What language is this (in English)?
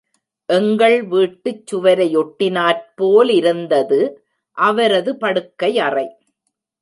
Tamil